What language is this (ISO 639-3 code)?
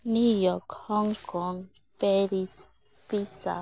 sat